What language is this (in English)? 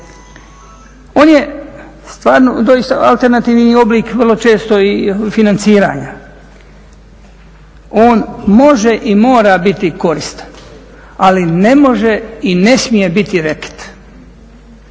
Croatian